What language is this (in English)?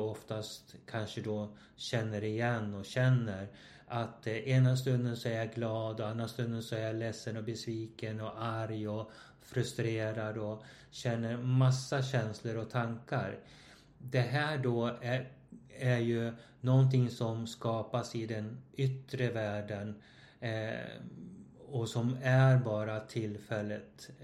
Swedish